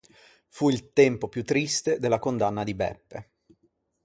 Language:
Italian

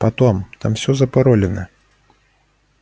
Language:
Russian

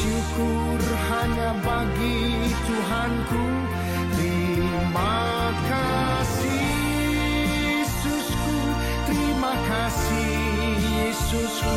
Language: Indonesian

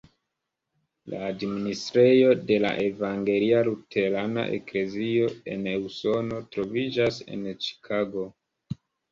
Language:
Esperanto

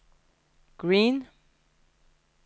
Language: Norwegian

